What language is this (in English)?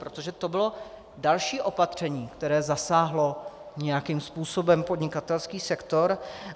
Czech